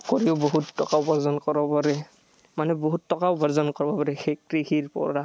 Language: Assamese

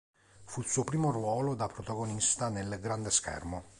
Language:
Italian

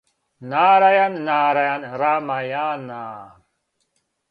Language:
Serbian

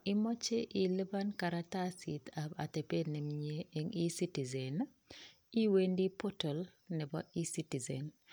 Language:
Kalenjin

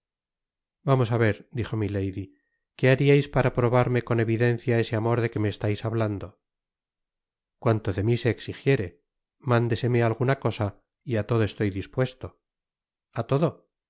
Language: Spanish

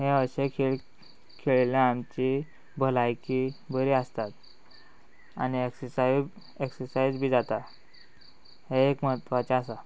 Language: Konkani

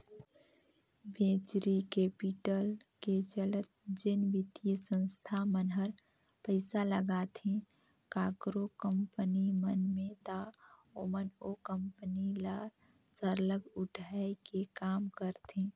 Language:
Chhattisgarhi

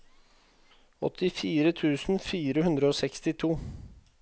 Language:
Norwegian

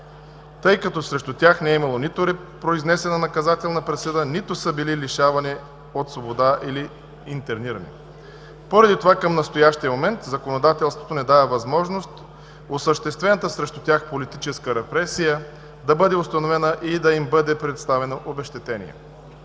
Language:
Bulgarian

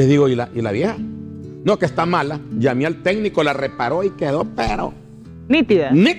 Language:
Spanish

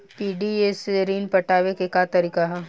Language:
Bhojpuri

